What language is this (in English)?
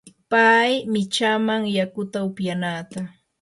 Yanahuanca Pasco Quechua